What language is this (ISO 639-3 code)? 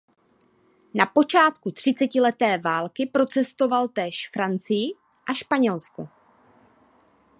ces